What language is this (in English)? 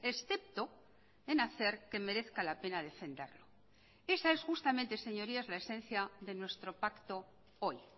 Spanish